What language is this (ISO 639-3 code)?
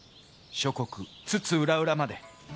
jpn